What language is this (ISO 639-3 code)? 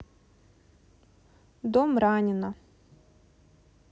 rus